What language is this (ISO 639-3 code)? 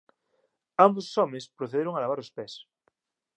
glg